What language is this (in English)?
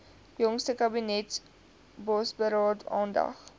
Afrikaans